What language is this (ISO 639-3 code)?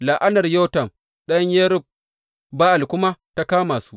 hau